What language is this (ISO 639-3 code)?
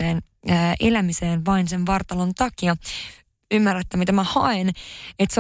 fin